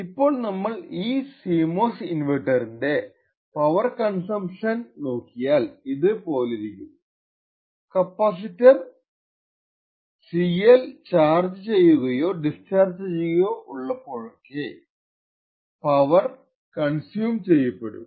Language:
Malayalam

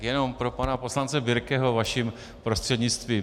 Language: Czech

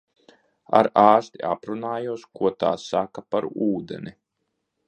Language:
Latvian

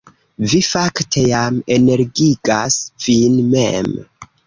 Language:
Esperanto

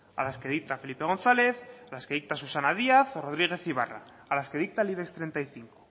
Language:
Spanish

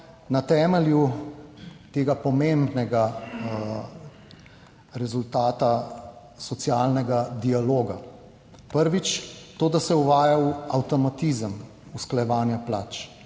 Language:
Slovenian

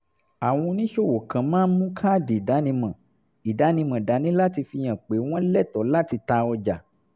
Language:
Yoruba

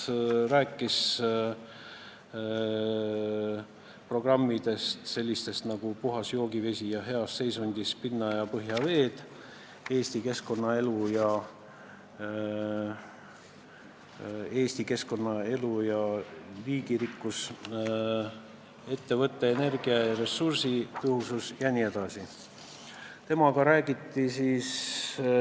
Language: Estonian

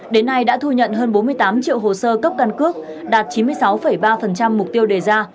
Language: Vietnamese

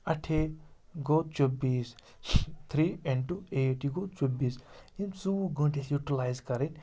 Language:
Kashmiri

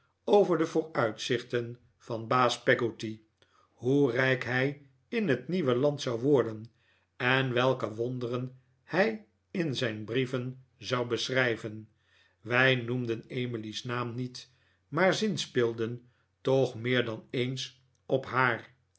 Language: Dutch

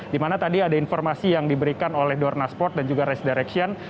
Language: Indonesian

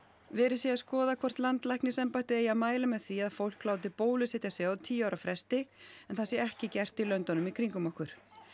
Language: Icelandic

